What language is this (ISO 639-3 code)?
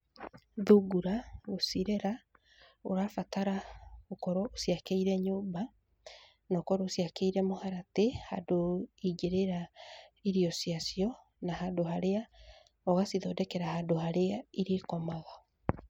kik